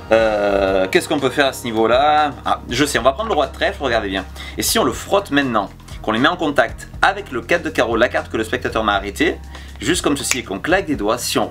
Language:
French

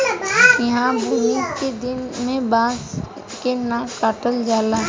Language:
Bhojpuri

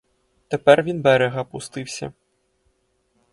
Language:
Ukrainian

